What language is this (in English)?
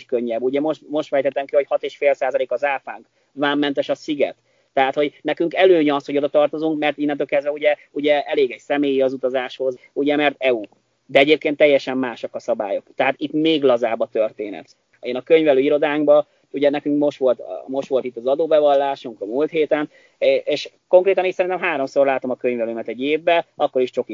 Hungarian